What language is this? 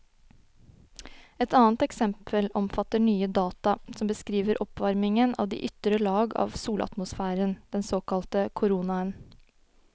Norwegian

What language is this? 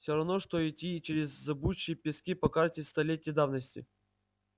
Russian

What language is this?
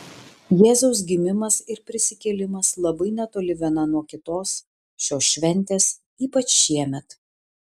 Lithuanian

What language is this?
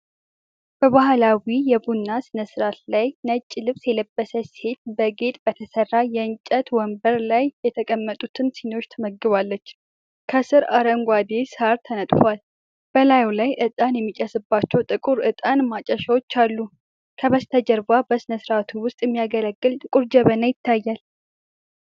Amharic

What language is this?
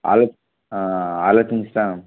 Telugu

